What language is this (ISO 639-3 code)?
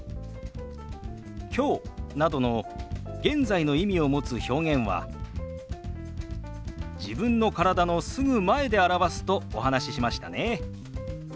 jpn